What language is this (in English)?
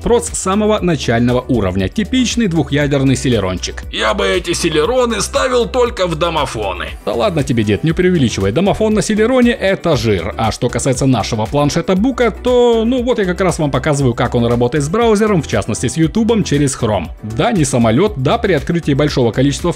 Russian